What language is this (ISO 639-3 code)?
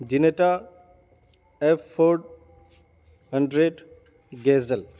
urd